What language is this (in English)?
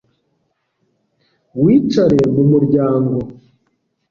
Kinyarwanda